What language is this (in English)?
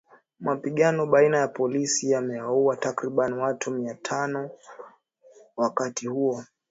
Swahili